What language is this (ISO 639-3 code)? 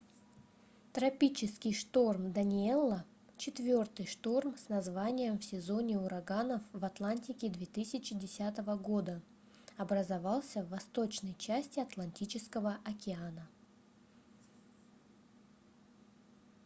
rus